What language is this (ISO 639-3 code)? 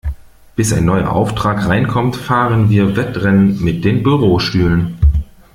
deu